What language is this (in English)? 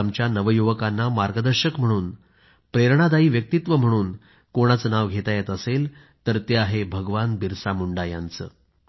Marathi